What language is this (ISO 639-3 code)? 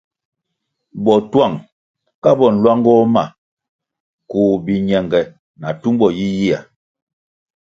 nmg